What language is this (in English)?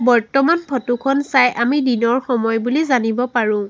Assamese